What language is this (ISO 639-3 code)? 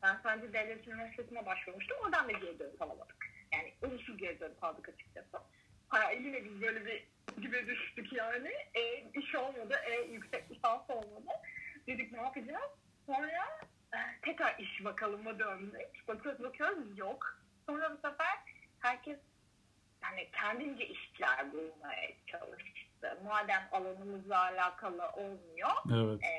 tur